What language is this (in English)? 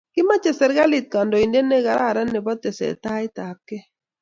Kalenjin